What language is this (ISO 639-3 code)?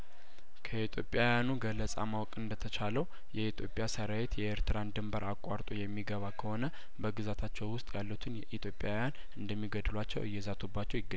amh